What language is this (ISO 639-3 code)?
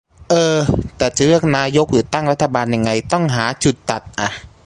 tha